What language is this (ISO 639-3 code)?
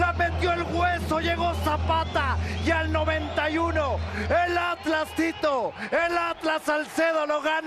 spa